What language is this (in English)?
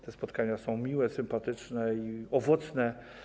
Polish